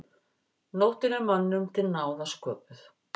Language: Icelandic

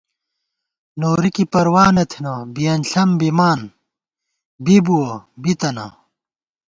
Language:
Gawar-Bati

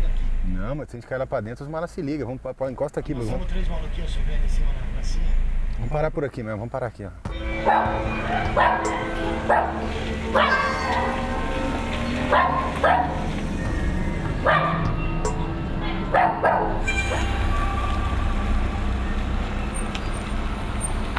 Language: Portuguese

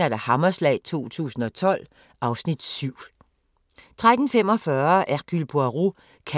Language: Danish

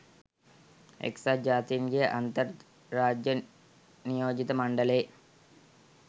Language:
Sinhala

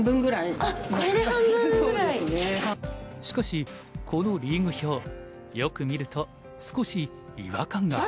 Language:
Japanese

